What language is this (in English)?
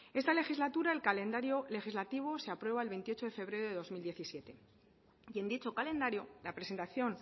Spanish